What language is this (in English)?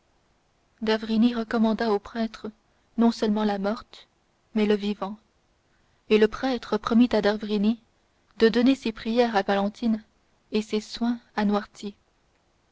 French